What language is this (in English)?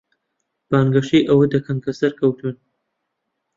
Central Kurdish